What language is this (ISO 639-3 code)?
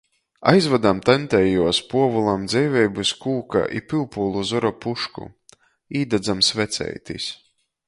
ltg